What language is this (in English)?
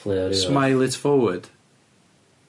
Welsh